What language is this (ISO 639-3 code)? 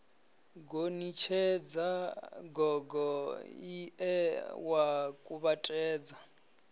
ven